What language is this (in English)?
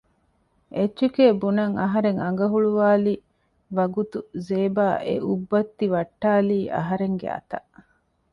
Divehi